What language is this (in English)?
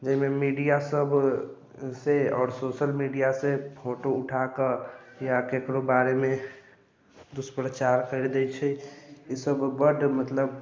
Maithili